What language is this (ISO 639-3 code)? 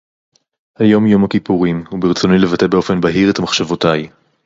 heb